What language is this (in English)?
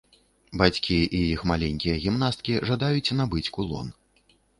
Belarusian